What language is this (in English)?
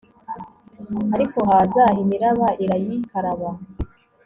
Kinyarwanda